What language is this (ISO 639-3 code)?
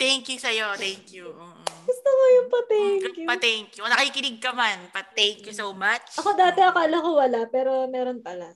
fil